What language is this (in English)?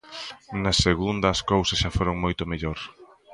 Galician